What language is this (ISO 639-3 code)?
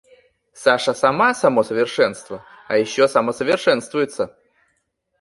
rus